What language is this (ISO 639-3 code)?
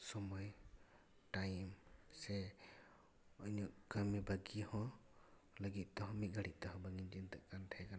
sat